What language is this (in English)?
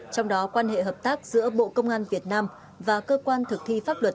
Vietnamese